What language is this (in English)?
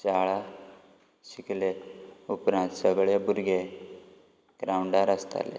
Konkani